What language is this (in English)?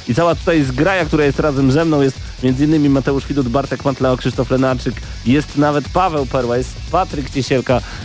Polish